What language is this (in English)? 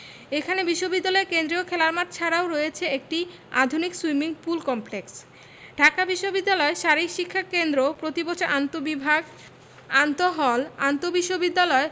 Bangla